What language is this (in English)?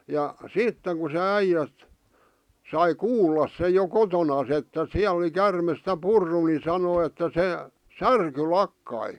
Finnish